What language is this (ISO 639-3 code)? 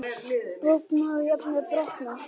isl